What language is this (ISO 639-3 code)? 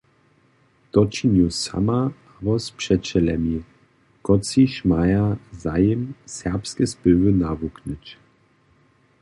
hsb